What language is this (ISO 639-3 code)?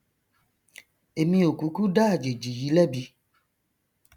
yor